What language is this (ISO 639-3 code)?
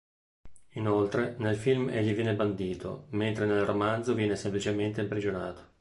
ita